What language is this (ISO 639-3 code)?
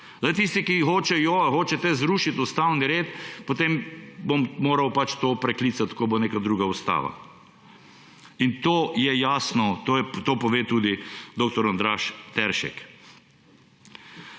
slv